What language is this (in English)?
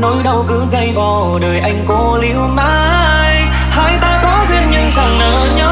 Vietnamese